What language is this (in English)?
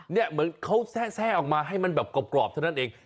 Thai